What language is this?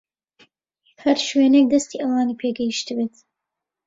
Central Kurdish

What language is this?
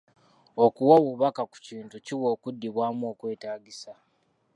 Ganda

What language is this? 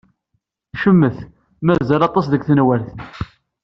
Kabyle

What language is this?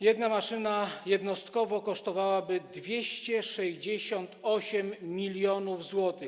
Polish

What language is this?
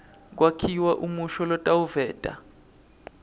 Swati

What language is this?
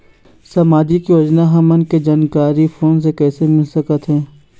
Chhattisgarhi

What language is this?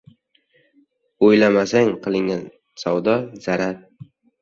Uzbek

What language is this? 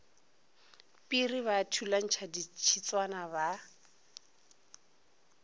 Northern Sotho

